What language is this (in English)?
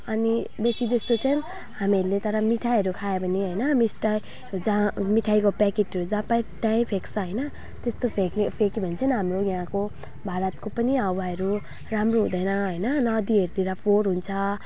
Nepali